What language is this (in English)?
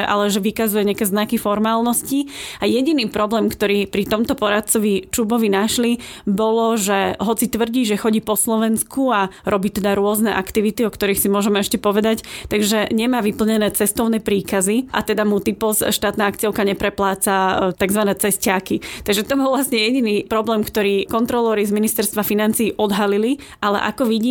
Slovak